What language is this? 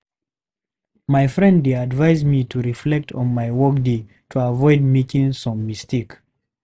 Nigerian Pidgin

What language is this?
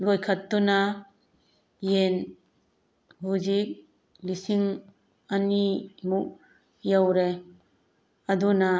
Manipuri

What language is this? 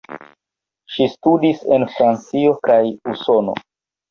Esperanto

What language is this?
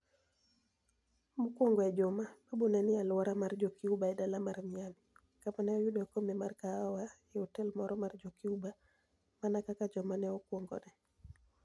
Luo (Kenya and Tanzania)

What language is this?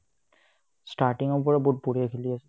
Assamese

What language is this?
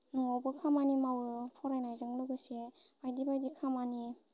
Bodo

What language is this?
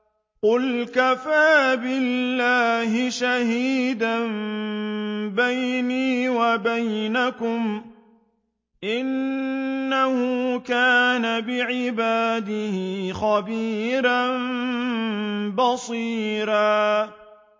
Arabic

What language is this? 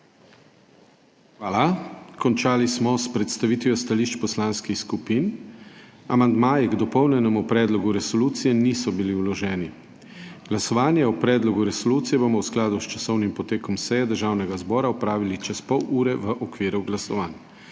Slovenian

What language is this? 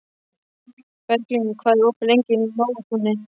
Icelandic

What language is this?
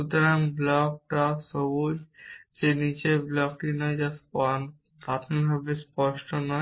Bangla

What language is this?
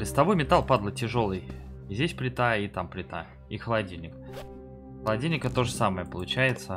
Russian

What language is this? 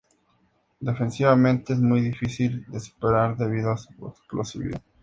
Spanish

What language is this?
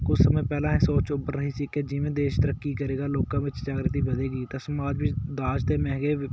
Punjabi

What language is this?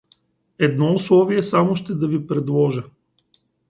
Bulgarian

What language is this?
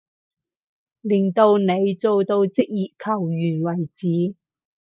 Cantonese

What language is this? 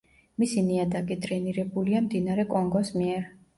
Georgian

